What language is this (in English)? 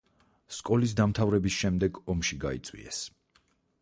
Georgian